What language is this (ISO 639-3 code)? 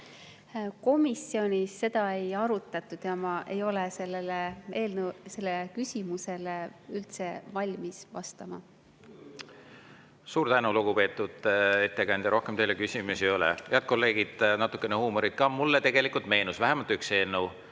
est